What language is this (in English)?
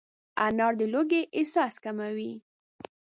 Pashto